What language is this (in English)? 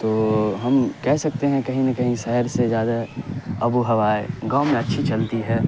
Urdu